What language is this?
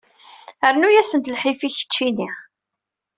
Kabyle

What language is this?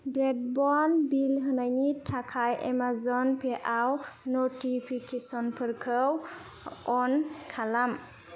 Bodo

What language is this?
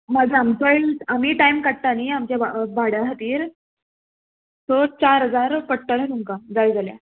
Konkani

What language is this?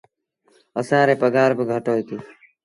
Sindhi Bhil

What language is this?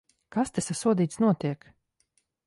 Latvian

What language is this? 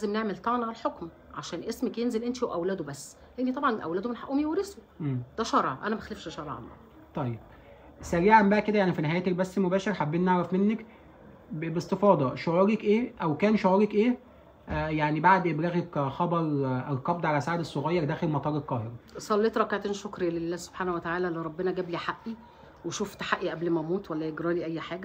Arabic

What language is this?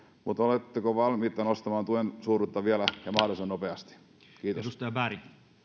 Finnish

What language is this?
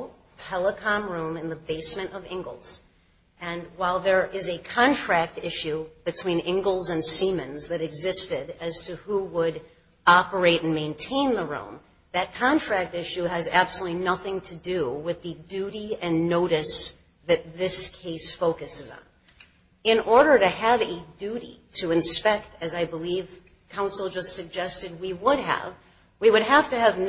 English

